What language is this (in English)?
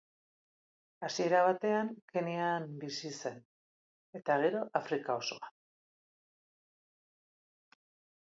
Basque